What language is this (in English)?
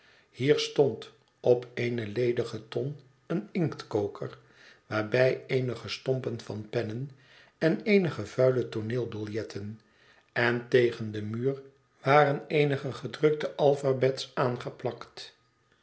Dutch